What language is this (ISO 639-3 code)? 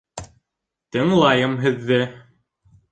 bak